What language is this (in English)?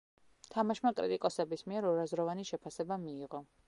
Georgian